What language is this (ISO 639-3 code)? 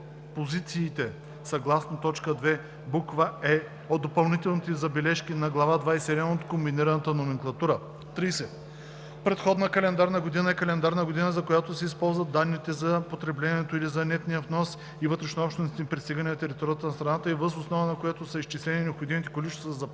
bul